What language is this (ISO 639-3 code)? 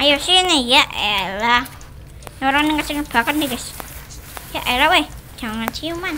ind